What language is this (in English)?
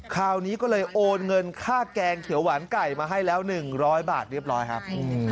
Thai